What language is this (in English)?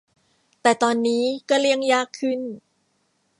Thai